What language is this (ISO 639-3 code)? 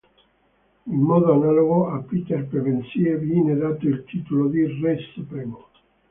ita